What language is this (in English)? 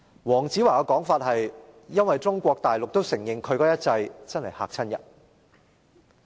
Cantonese